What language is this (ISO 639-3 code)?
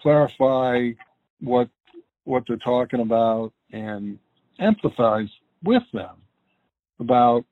eng